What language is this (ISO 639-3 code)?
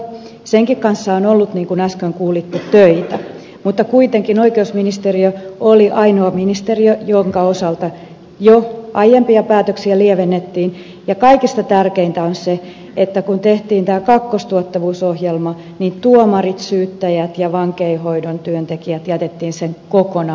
fin